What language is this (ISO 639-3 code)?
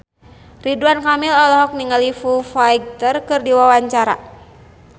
sun